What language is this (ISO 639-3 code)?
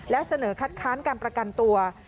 tha